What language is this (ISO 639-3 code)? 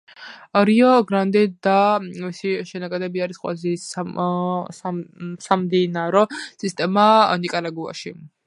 kat